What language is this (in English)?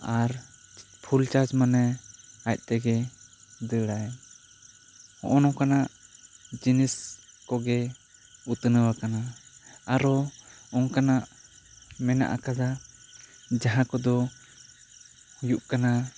Santali